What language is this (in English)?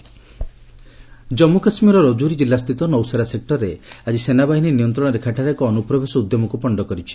Odia